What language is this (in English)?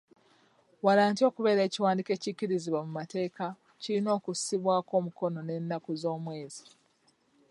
Ganda